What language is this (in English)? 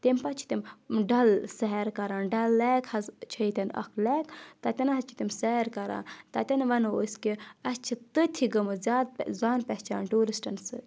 Kashmiri